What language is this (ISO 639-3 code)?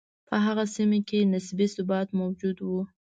pus